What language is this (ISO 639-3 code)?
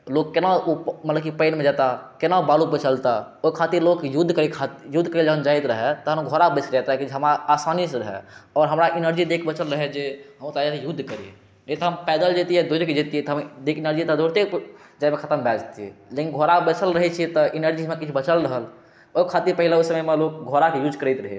mai